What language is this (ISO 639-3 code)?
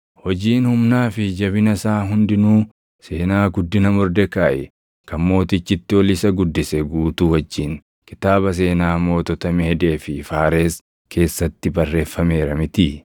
orm